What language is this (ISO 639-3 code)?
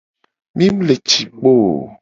gej